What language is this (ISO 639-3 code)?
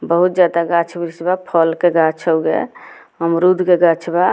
bho